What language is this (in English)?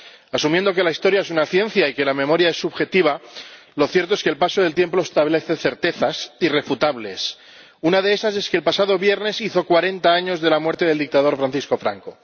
Spanish